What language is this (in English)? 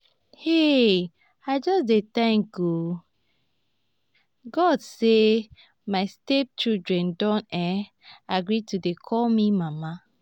Nigerian Pidgin